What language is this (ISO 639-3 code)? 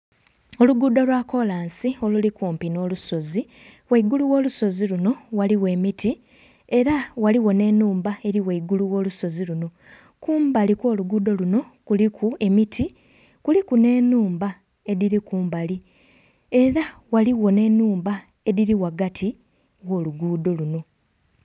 xog